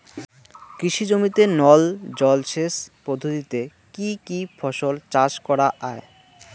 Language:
Bangla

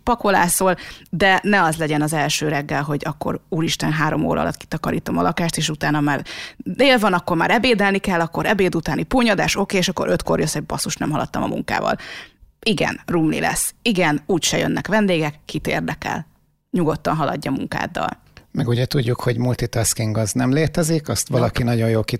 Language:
Hungarian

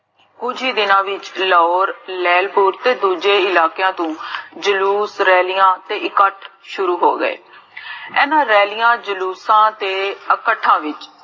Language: Punjabi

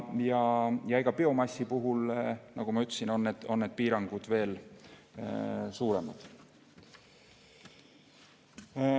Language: Estonian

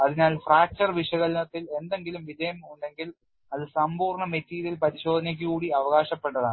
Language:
Malayalam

